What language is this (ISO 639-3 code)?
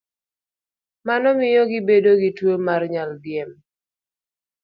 luo